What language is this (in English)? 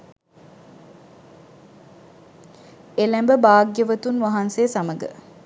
Sinhala